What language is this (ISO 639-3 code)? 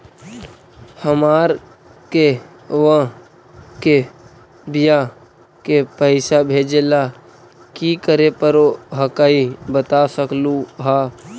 mag